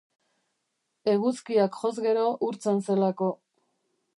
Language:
Basque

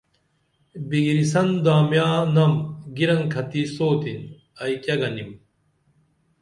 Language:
Dameli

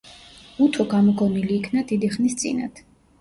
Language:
Georgian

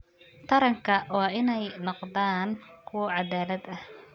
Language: Somali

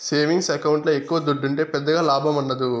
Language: Telugu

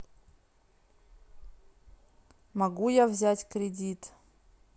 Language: Russian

